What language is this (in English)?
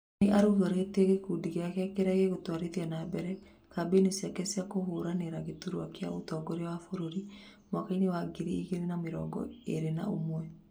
Kikuyu